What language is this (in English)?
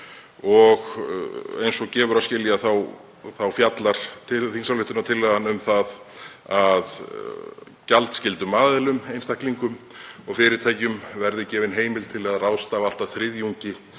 Icelandic